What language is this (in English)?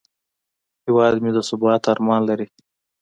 Pashto